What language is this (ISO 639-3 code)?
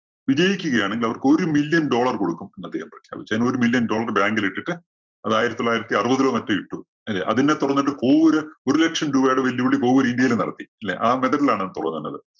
mal